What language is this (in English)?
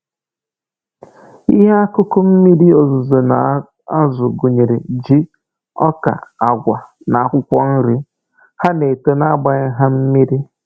Igbo